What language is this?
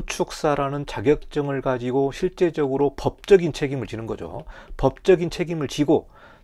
Korean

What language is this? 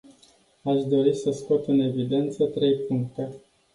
Romanian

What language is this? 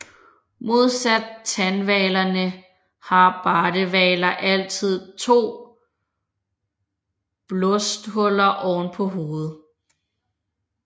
Danish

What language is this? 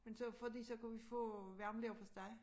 Danish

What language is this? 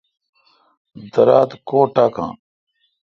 Kalkoti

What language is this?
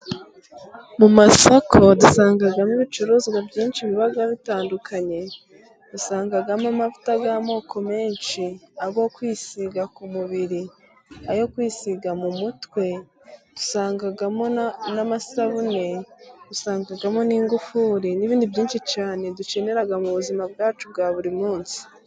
Kinyarwanda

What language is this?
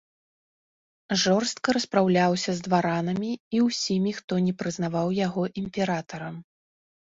Belarusian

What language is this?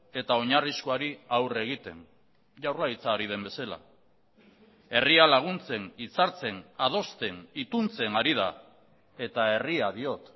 Basque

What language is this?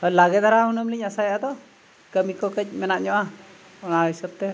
Santali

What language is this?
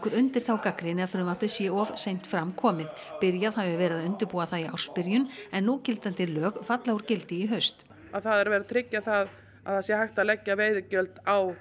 Icelandic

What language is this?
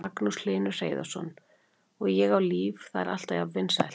Icelandic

